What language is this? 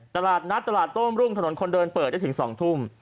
Thai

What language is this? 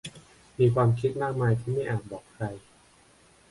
Thai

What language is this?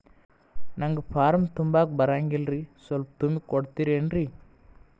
Kannada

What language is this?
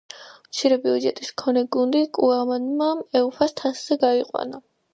Georgian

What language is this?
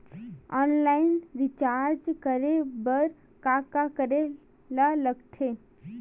Chhattisgarhi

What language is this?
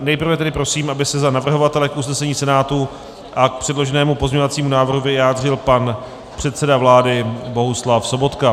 Czech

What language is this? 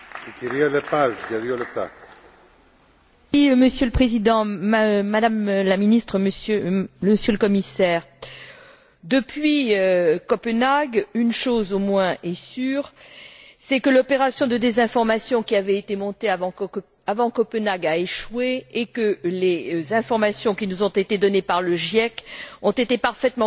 French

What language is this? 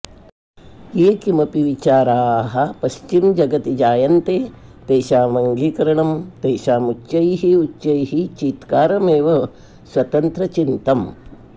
Sanskrit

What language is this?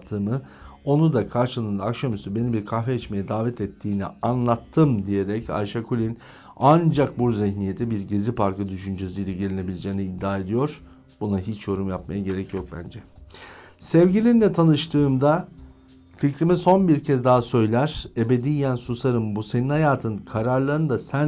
Turkish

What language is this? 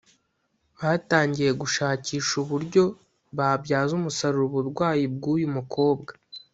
Kinyarwanda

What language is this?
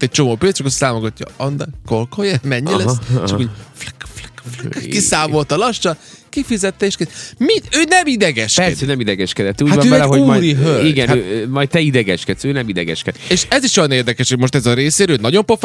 Hungarian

